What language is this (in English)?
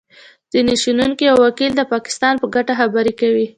Pashto